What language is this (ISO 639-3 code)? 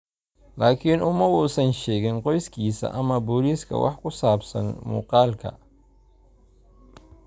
som